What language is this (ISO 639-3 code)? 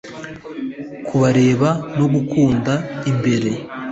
kin